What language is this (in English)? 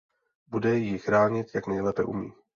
Czech